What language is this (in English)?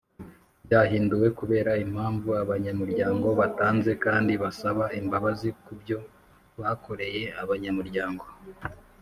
Kinyarwanda